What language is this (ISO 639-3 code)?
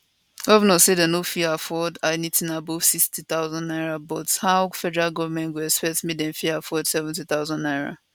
pcm